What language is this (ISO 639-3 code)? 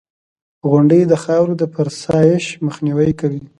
pus